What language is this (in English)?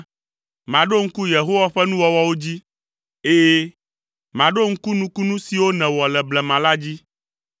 Ewe